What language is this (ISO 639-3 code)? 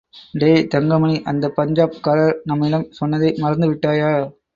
tam